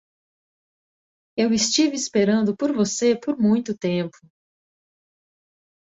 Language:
Portuguese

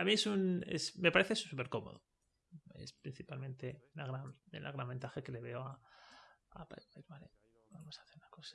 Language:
Spanish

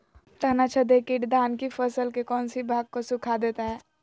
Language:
Magahi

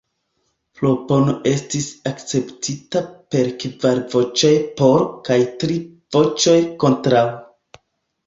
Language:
Esperanto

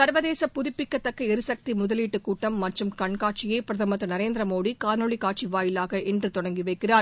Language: Tamil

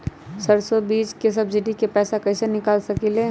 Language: Magahi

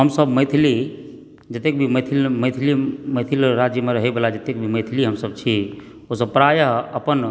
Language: Maithili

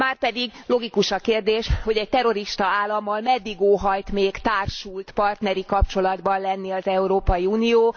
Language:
Hungarian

